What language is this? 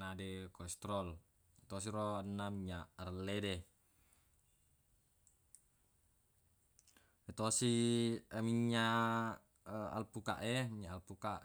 Buginese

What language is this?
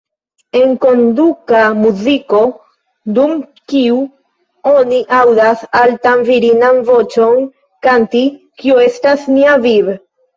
Esperanto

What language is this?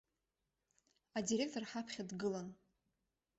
Abkhazian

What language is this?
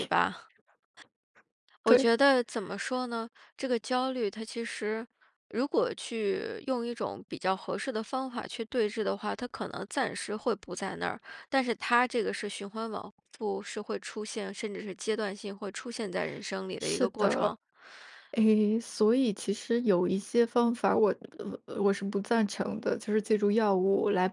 Chinese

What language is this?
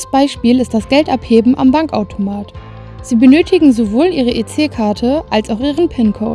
German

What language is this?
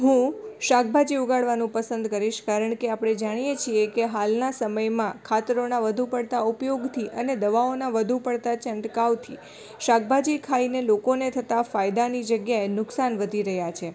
Gujarati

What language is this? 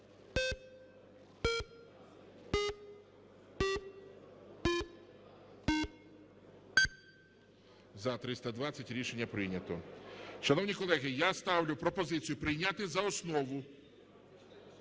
Ukrainian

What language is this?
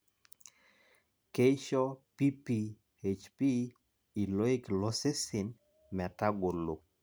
Masai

